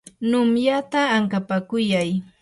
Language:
Yanahuanca Pasco Quechua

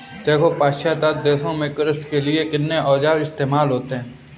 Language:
Hindi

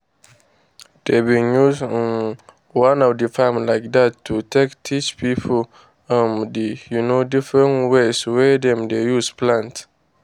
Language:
Nigerian Pidgin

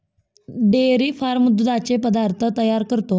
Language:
Marathi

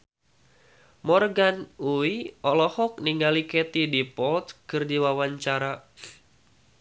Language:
Sundanese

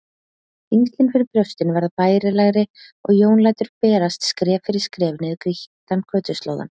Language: Icelandic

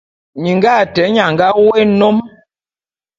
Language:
Bulu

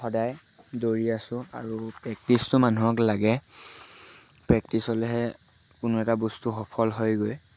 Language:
Assamese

